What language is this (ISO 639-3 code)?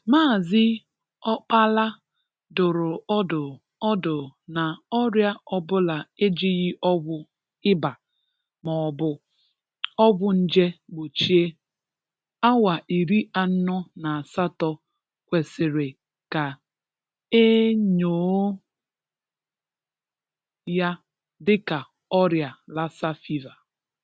ibo